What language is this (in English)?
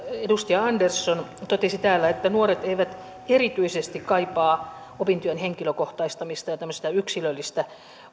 Finnish